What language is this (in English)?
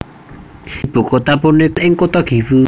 Javanese